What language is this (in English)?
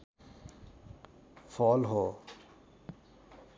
Nepali